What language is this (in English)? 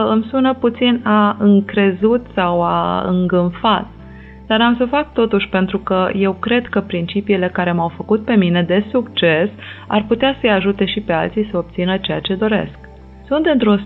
Romanian